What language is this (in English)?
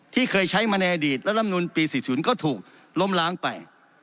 Thai